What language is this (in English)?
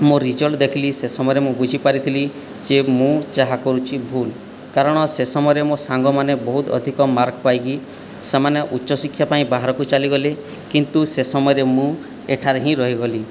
Odia